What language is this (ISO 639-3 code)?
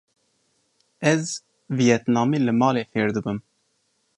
kur